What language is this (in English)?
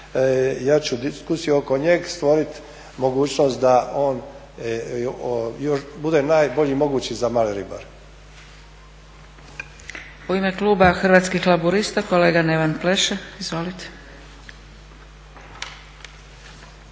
Croatian